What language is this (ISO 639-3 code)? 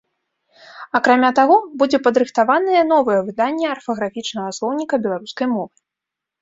bel